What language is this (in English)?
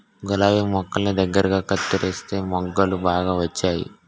Telugu